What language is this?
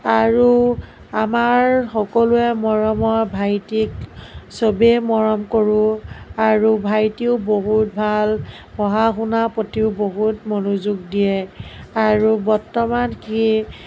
Assamese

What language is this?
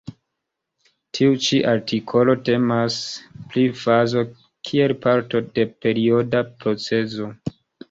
Esperanto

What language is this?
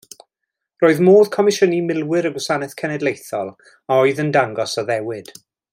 Welsh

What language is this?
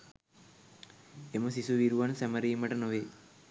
Sinhala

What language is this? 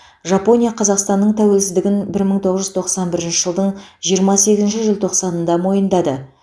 Kazakh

